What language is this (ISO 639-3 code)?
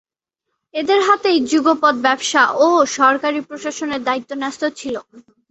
ben